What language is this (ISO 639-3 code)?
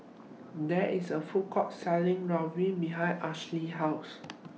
eng